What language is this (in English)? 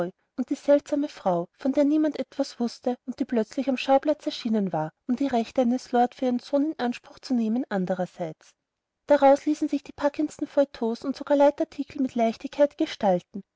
German